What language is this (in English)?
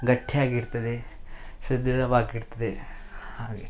Kannada